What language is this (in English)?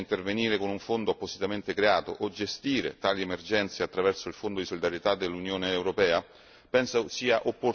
Italian